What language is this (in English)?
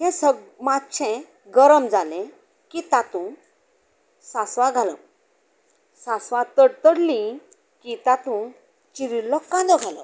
Konkani